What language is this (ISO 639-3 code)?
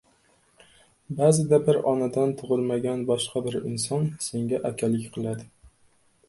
uzb